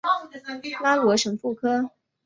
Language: Chinese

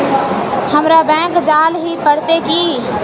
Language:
Magahi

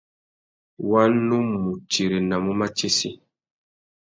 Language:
Tuki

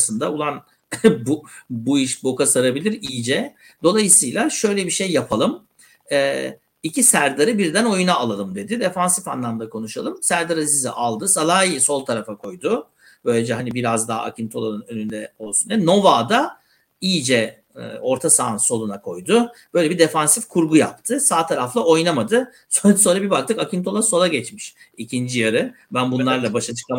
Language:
Turkish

